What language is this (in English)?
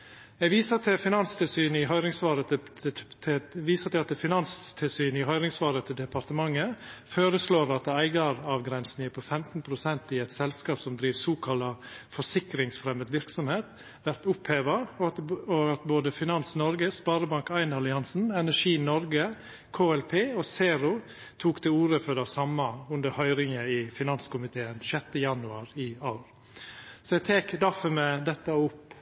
Norwegian Nynorsk